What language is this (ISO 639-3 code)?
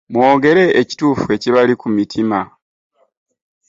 lug